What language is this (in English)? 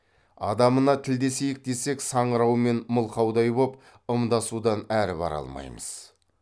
Kazakh